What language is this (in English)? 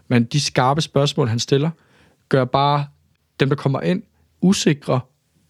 Danish